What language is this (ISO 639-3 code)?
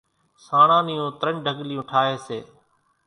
gjk